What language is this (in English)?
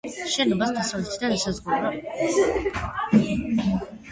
Georgian